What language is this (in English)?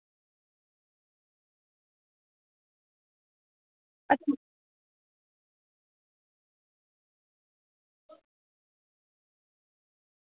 Dogri